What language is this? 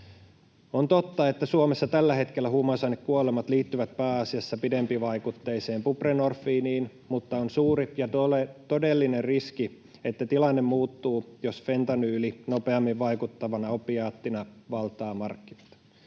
Finnish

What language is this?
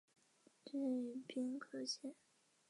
Chinese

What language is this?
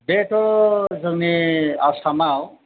Bodo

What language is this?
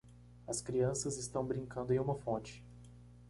Portuguese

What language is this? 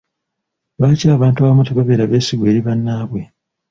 Ganda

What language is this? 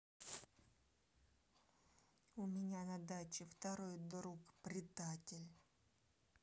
Russian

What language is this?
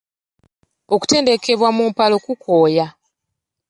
Ganda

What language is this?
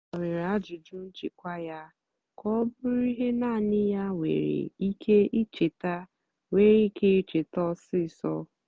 Igbo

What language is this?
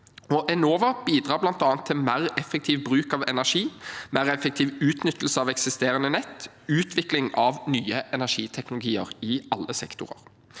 Norwegian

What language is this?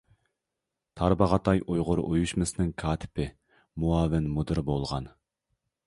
Uyghur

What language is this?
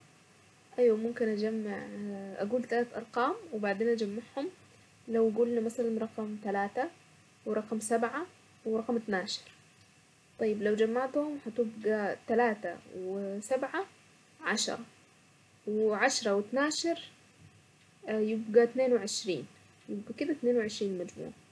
Saidi Arabic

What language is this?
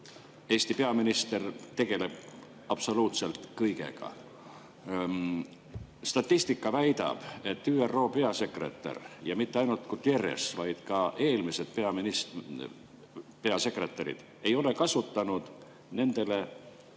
Estonian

